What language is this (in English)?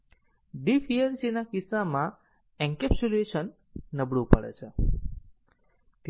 Gujarati